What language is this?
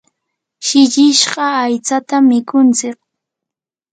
Yanahuanca Pasco Quechua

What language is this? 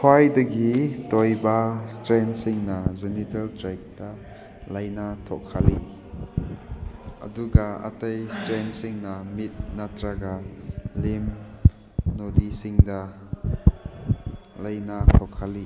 Manipuri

